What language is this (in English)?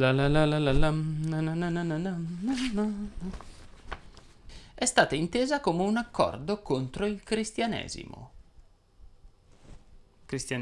Italian